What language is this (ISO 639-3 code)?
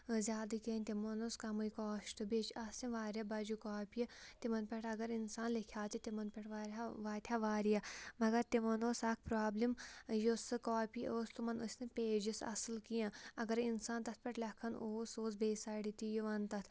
kas